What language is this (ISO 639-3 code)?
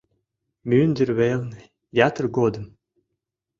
chm